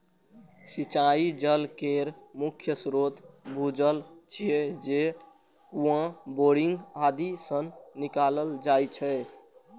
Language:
Maithili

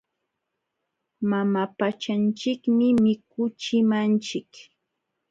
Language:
Jauja Wanca Quechua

